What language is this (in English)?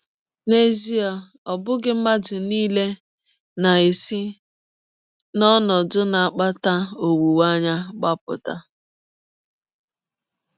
Igbo